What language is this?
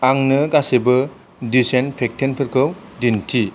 Bodo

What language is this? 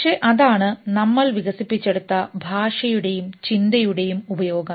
Malayalam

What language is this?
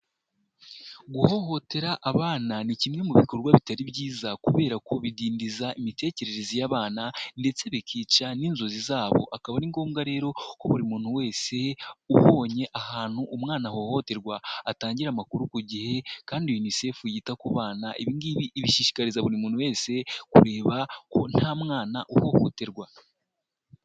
Kinyarwanda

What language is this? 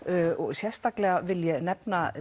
Icelandic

